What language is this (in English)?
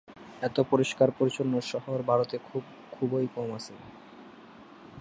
Bangla